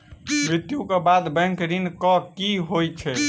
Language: Maithili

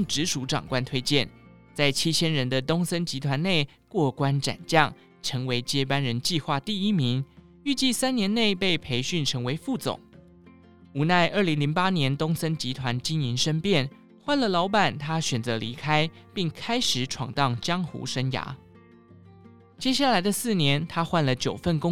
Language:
Chinese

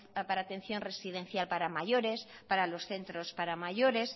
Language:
Spanish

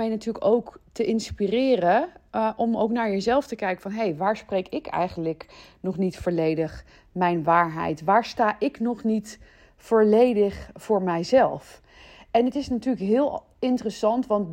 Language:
Dutch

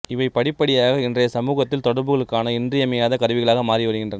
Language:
Tamil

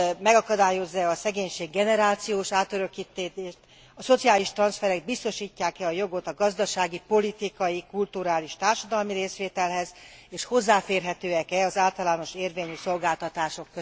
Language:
Hungarian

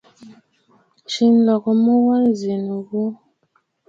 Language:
Bafut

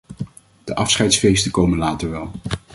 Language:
Dutch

